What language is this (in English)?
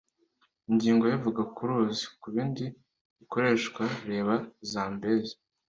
Kinyarwanda